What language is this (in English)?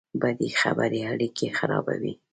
Pashto